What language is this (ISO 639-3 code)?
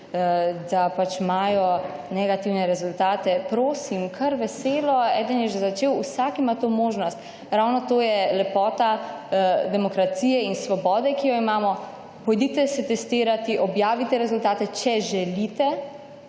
slv